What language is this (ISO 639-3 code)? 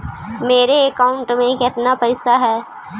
mag